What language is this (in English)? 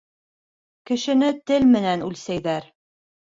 Bashkir